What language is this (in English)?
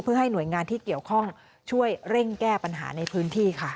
Thai